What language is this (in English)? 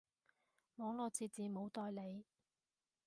Cantonese